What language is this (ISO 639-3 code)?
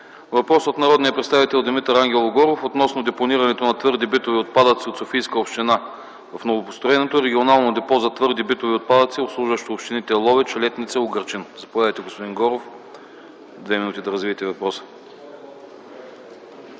bul